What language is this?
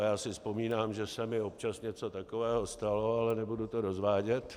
Czech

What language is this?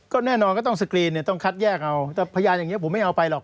Thai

